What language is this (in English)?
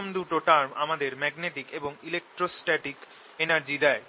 Bangla